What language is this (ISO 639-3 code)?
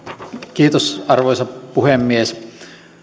fin